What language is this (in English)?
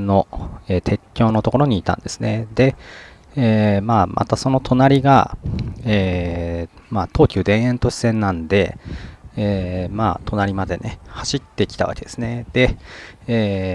Japanese